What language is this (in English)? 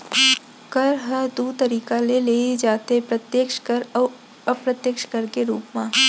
Chhattisgarhi